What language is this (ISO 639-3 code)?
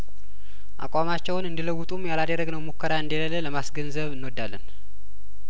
amh